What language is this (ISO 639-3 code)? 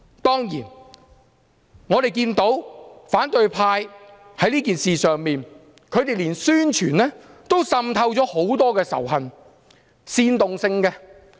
yue